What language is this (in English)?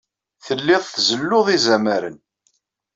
Kabyle